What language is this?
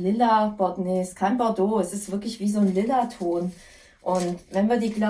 German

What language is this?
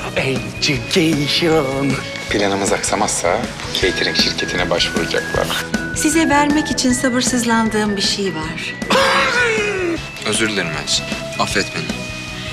Turkish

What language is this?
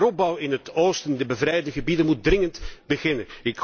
Dutch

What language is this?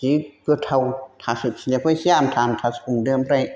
Bodo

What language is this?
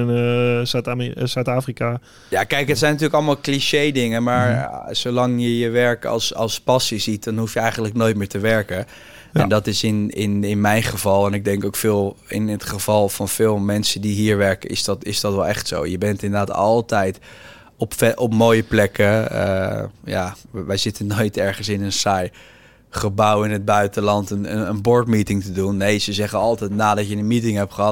Dutch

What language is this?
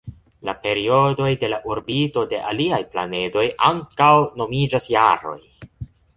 Esperanto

